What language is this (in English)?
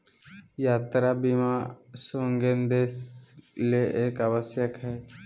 Magahi